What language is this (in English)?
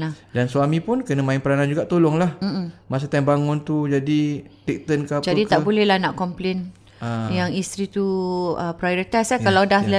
Malay